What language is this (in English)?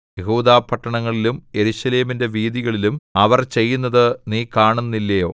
Malayalam